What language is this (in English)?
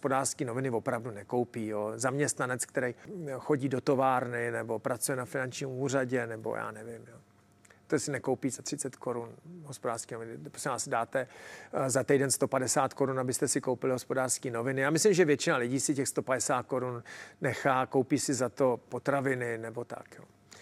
Czech